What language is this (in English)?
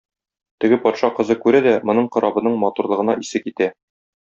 Tatar